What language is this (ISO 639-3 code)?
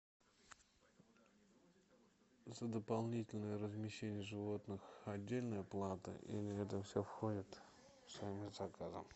rus